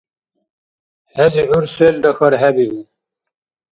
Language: Dargwa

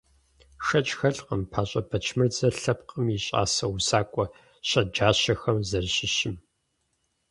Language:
Kabardian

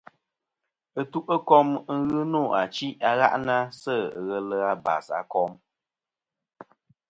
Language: Kom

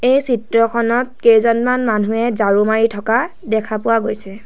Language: Assamese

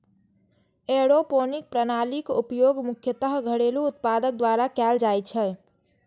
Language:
Maithili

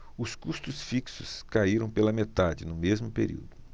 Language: Portuguese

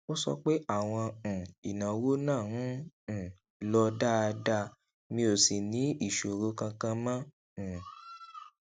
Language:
Yoruba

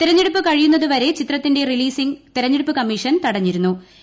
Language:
Malayalam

